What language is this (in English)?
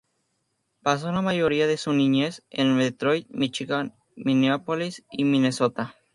Spanish